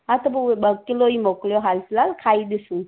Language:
Sindhi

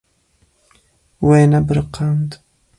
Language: Kurdish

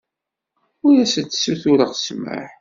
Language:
Kabyle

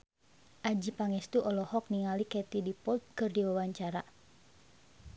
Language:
Sundanese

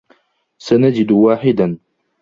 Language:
Arabic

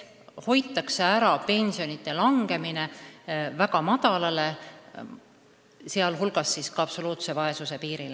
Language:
Estonian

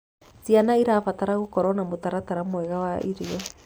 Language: Kikuyu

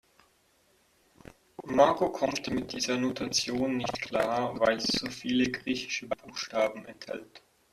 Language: German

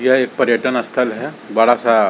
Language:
Hindi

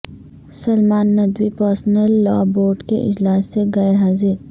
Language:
Urdu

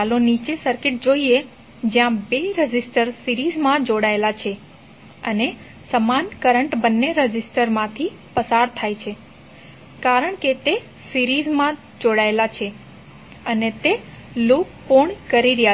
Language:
Gujarati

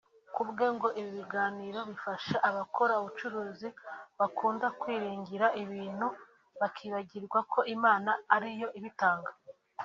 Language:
Kinyarwanda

